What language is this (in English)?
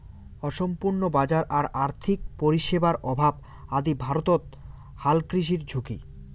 Bangla